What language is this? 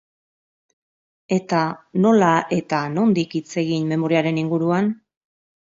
Basque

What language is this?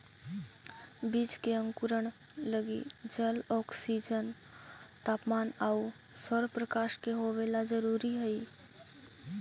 Magahi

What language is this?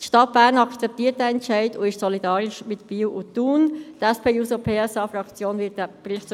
Swiss German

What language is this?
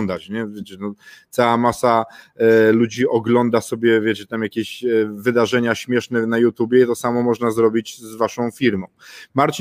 Polish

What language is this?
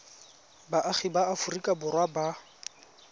Tswana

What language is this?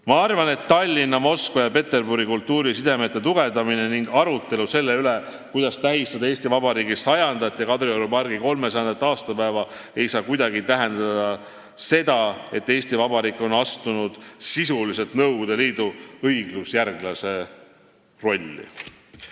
Estonian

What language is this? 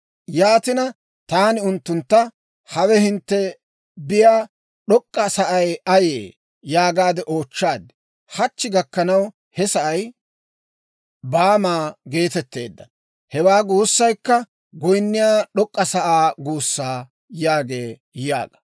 Dawro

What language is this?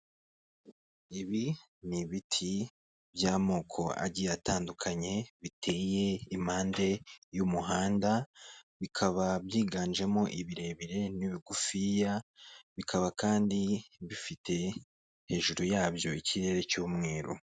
Kinyarwanda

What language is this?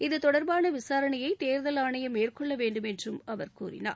Tamil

